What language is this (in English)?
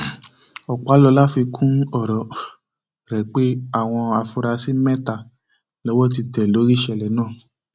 Yoruba